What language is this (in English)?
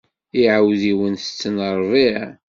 Kabyle